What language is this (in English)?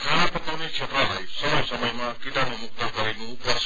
Nepali